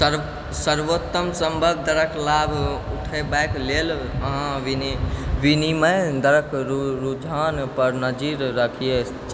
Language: Maithili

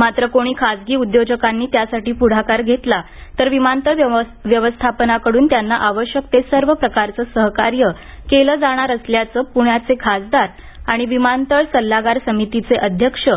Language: Marathi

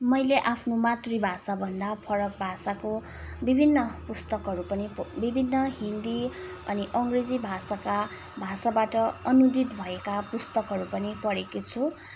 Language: Nepali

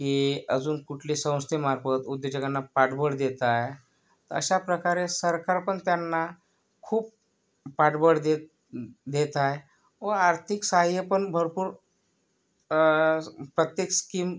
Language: Marathi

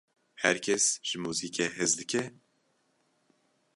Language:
Kurdish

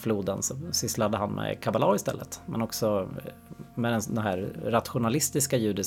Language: Swedish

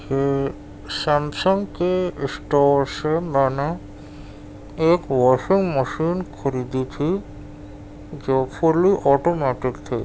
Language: Urdu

